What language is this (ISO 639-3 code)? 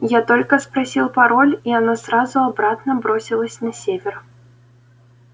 rus